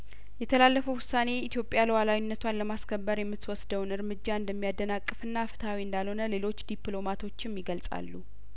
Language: Amharic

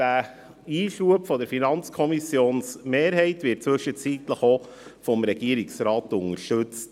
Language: Swiss German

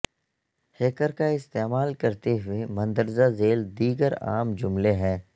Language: Urdu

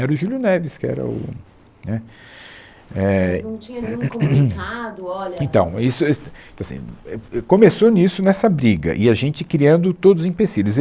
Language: Portuguese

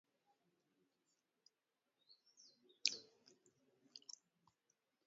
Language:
Luo (Kenya and Tanzania)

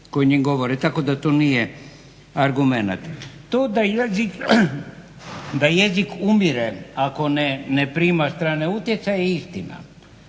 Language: Croatian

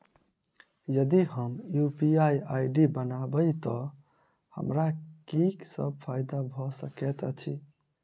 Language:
Maithili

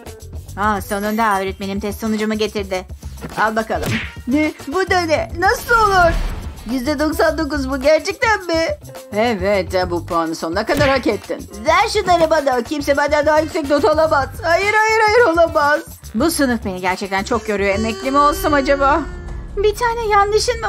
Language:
Turkish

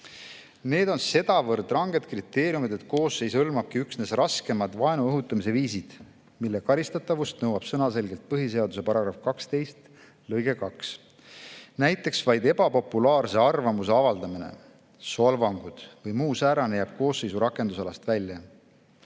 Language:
Estonian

